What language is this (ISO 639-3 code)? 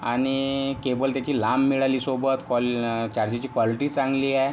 mar